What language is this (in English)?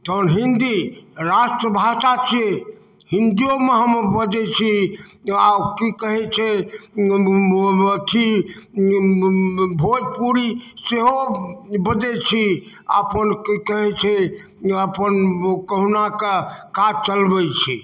Maithili